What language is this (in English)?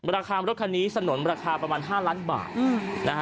Thai